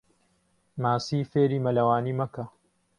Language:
Central Kurdish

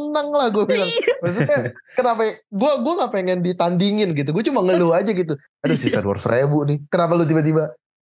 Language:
Indonesian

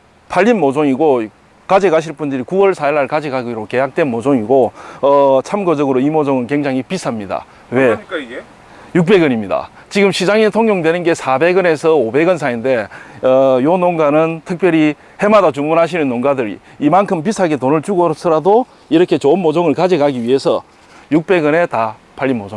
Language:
Korean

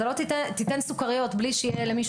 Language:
Hebrew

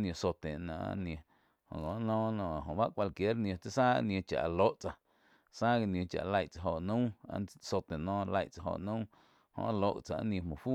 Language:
Quiotepec Chinantec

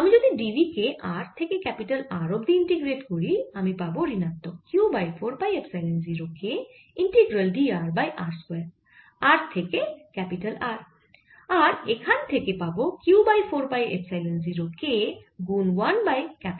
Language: Bangla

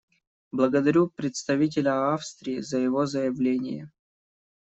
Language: Russian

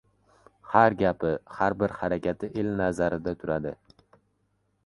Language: Uzbek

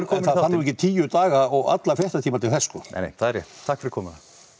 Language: Icelandic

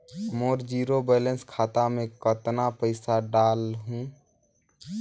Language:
Chhattisgarhi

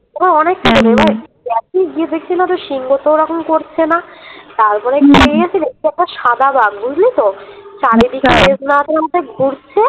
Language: Bangla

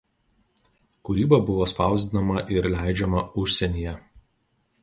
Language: Lithuanian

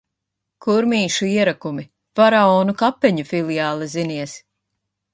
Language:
Latvian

